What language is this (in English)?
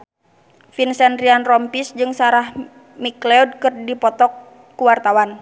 Sundanese